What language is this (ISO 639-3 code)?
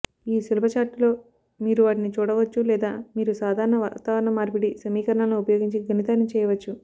tel